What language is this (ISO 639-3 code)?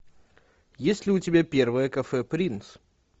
rus